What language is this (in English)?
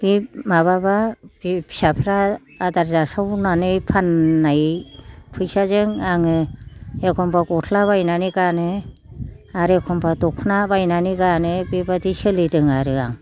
Bodo